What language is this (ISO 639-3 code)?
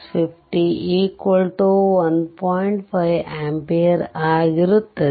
kan